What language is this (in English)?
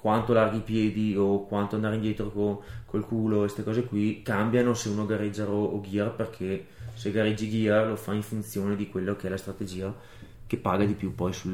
Italian